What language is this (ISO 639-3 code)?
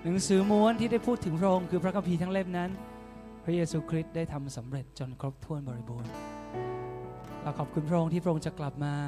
tha